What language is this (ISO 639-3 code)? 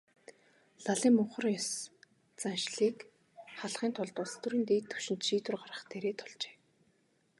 mon